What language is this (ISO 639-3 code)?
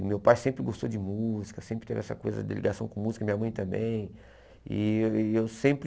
por